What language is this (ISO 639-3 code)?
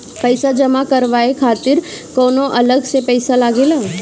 bho